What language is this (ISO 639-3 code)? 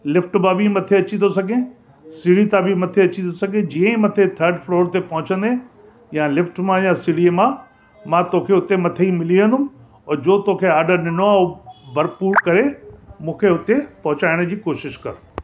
snd